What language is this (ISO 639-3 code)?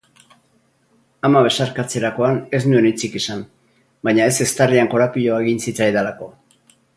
eus